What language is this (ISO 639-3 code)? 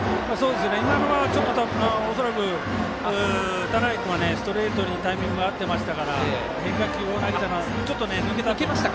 jpn